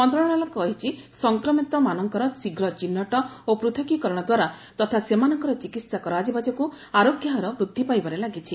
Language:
Odia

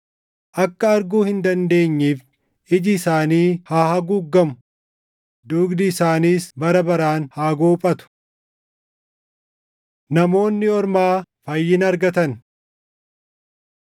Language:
Oromo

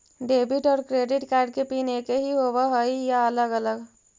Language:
Magahi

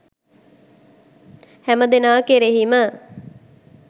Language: Sinhala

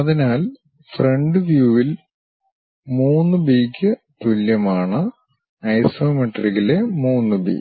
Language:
Malayalam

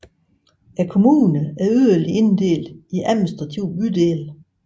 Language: Danish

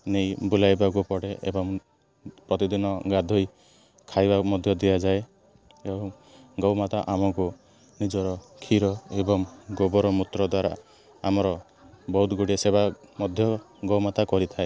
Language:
Odia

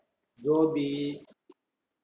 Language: Tamil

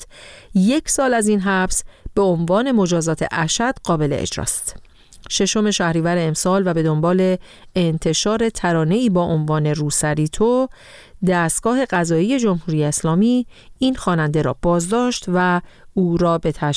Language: Persian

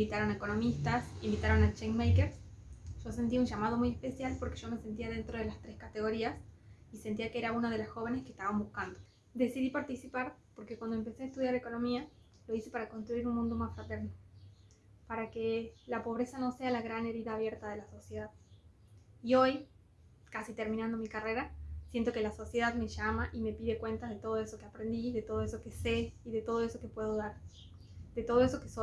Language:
Spanish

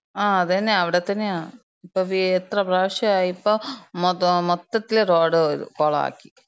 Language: Malayalam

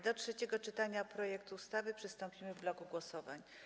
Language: Polish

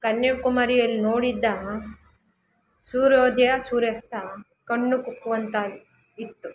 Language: Kannada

